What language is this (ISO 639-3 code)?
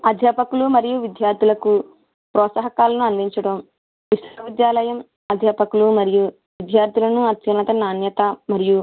tel